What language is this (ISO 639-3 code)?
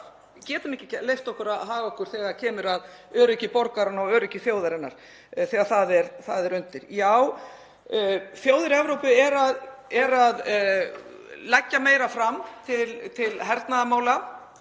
isl